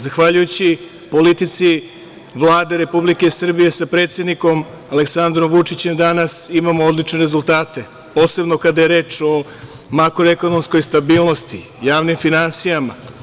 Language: Serbian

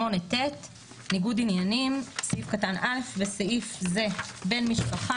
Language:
Hebrew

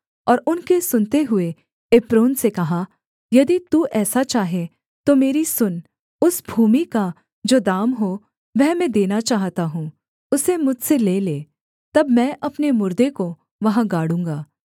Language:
Hindi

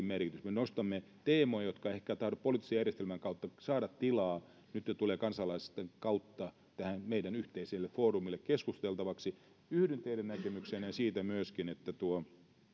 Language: Finnish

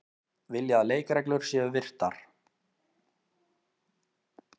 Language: Icelandic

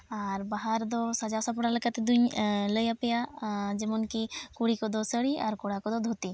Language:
Santali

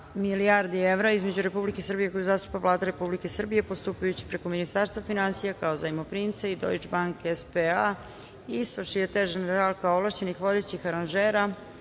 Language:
Serbian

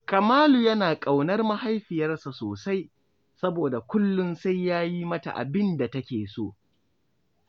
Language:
Hausa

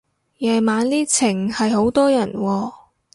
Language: Cantonese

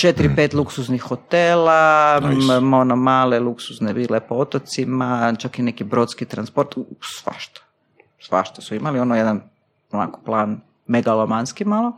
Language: Croatian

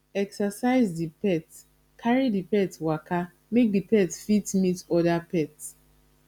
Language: Nigerian Pidgin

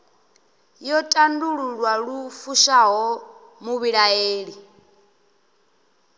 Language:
Venda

